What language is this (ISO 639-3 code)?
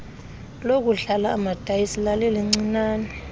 xho